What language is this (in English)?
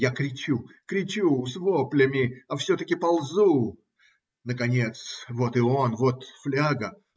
Russian